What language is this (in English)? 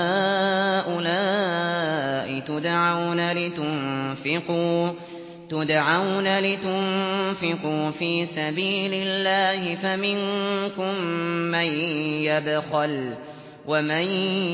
Arabic